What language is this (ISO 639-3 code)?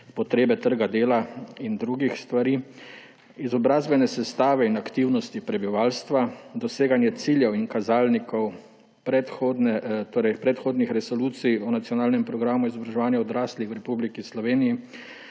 slv